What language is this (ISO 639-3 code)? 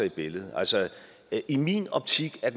dan